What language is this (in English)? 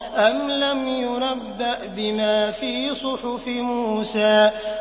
Arabic